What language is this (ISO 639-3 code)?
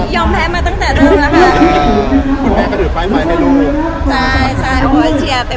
tha